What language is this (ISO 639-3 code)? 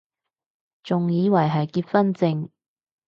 yue